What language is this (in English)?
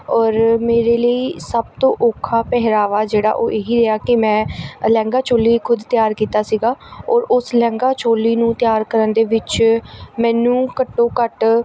Punjabi